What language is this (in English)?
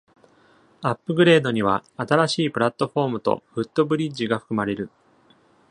Japanese